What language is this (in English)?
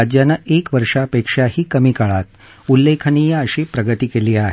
Marathi